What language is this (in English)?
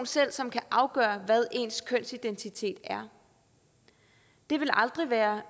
Danish